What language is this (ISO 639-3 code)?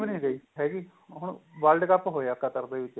pan